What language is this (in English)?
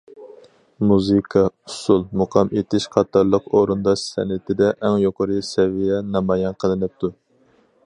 Uyghur